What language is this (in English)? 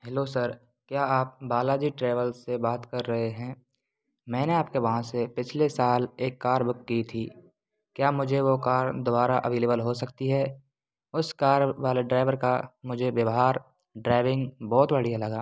Hindi